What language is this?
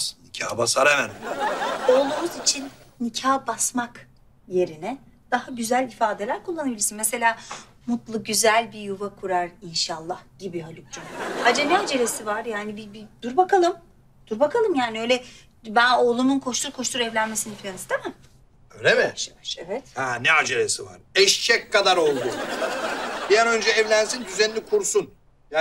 Turkish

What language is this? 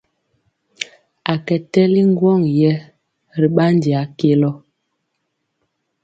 Mpiemo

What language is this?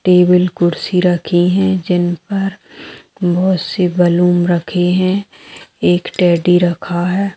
Magahi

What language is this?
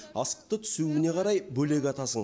Kazakh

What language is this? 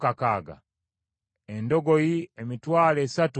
Ganda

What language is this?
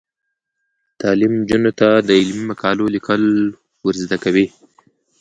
Pashto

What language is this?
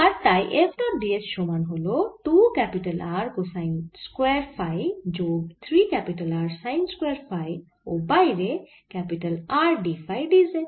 Bangla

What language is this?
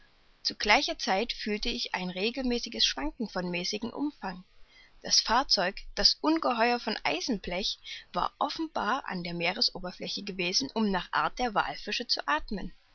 German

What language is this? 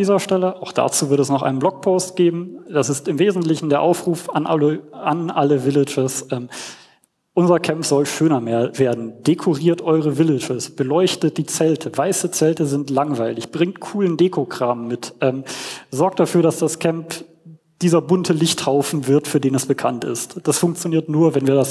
German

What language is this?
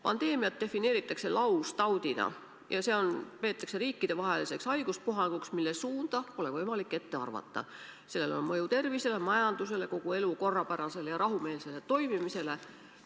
Estonian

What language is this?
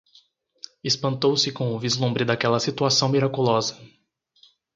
Portuguese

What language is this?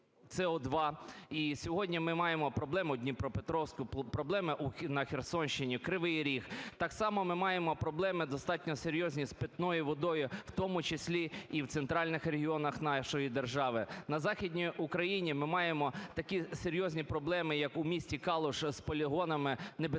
Ukrainian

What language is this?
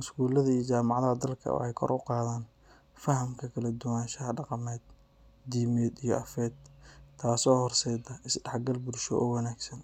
Somali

